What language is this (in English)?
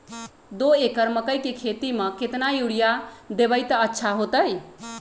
Magahi